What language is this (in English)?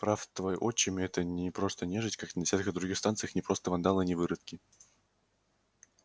Russian